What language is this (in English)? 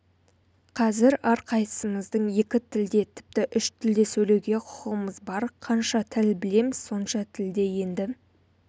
Kazakh